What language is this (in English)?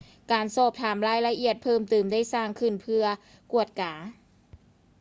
Lao